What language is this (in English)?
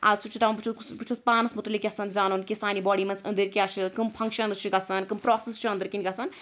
Kashmiri